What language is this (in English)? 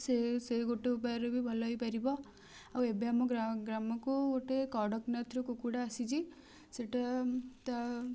Odia